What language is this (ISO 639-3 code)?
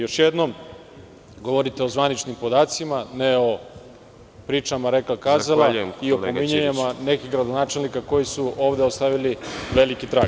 srp